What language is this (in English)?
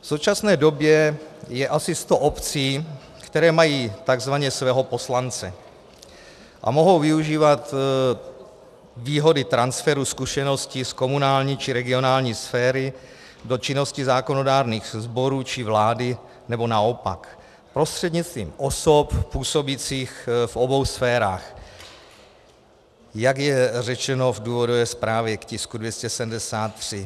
Czech